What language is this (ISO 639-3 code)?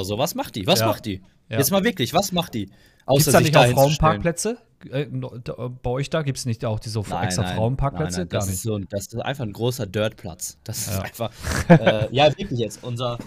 deu